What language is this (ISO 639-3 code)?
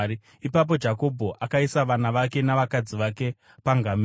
sna